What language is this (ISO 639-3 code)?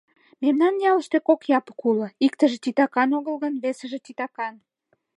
chm